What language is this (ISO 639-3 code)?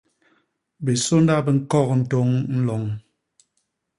bas